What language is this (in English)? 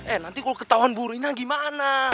Indonesian